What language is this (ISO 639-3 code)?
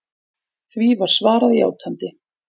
isl